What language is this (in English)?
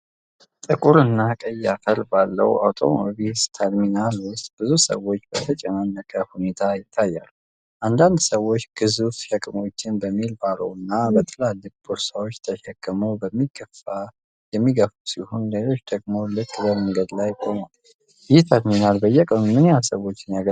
Amharic